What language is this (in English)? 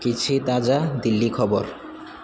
Odia